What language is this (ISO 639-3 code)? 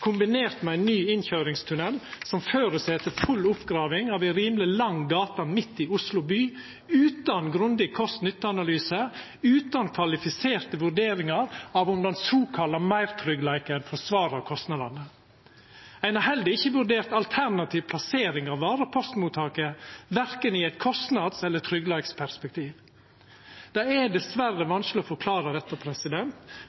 nno